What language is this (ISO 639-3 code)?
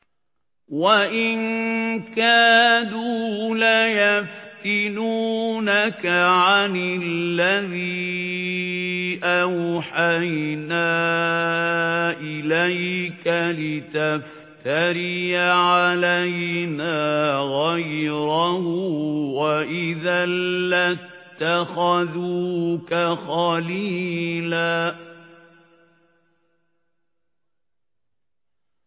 ara